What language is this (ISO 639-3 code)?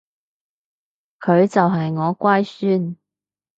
yue